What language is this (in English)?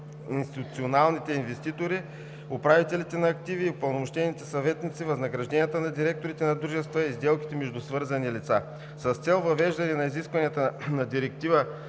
Bulgarian